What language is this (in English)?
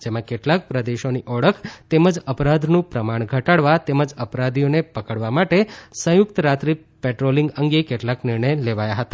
Gujarati